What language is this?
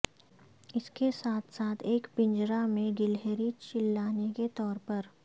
Urdu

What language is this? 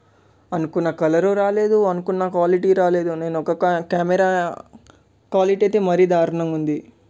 Telugu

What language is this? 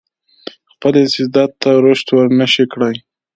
Pashto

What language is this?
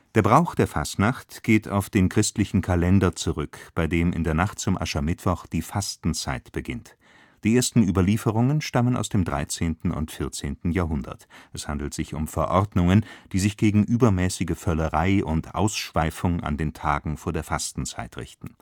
German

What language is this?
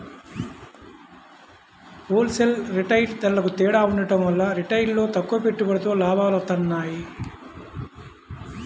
Telugu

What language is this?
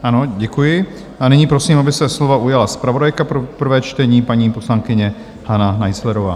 Czech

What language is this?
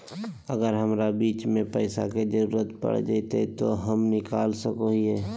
Magahi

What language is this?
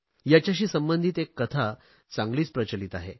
Marathi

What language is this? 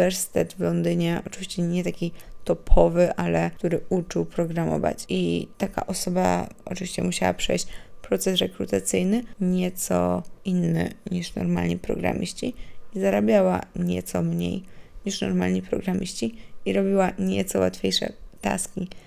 Polish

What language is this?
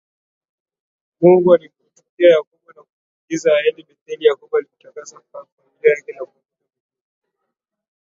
Swahili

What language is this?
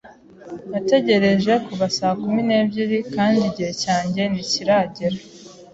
Kinyarwanda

